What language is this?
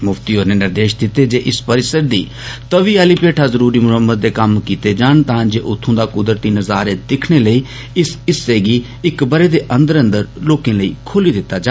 Dogri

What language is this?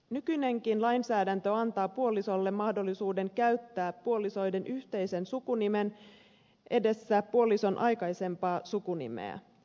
Finnish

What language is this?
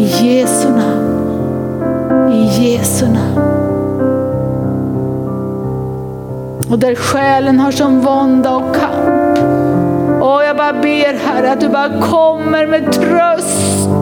Swedish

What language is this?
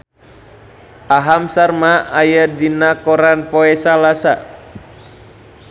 Sundanese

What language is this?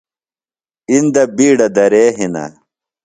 Phalura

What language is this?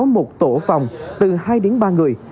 Vietnamese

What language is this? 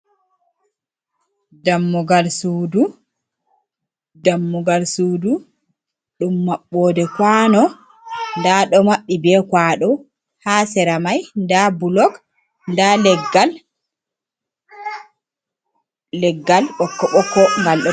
Fula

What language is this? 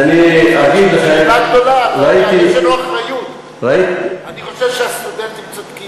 Hebrew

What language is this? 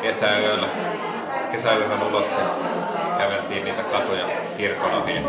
Finnish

